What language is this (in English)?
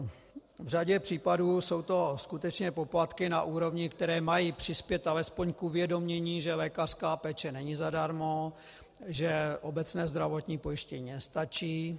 Czech